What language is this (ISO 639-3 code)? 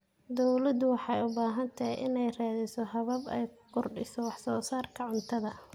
som